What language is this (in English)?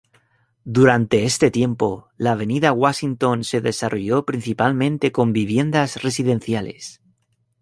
Spanish